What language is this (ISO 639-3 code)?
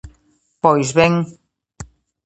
glg